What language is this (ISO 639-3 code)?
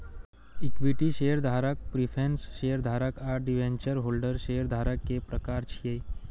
mai